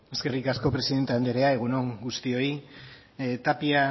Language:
Basque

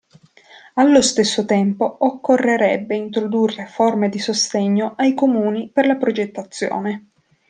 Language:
Italian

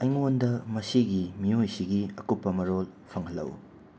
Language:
Manipuri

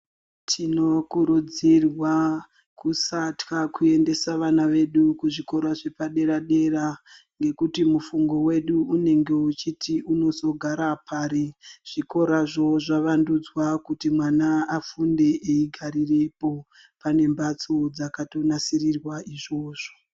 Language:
Ndau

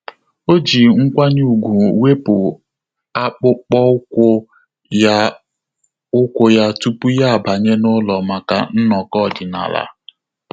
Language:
Igbo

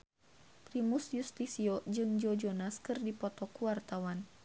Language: Sundanese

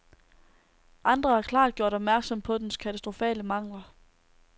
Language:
Danish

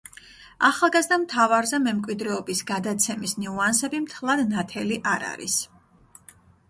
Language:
Georgian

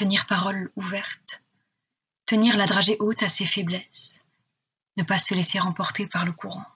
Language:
French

